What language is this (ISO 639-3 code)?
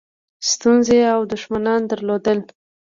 pus